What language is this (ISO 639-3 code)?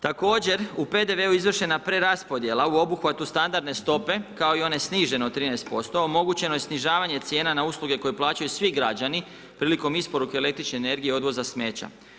hrv